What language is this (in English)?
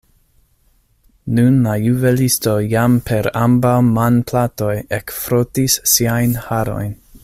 Esperanto